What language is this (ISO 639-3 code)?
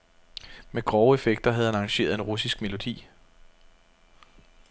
dan